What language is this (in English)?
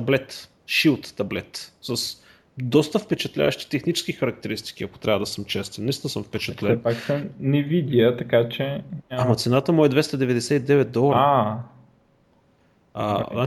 Bulgarian